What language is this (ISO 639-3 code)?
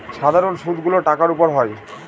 ben